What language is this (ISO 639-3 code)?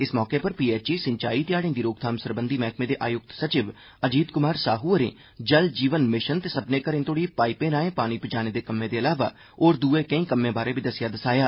doi